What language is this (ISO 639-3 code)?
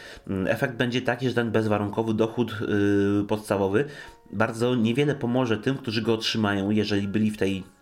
pol